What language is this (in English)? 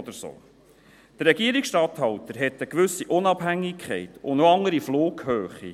Swiss German